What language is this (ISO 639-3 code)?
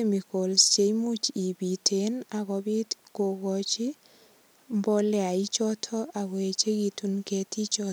kln